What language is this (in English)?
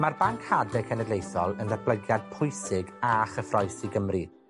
Welsh